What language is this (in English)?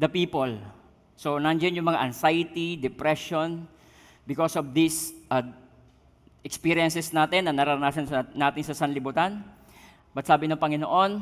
Filipino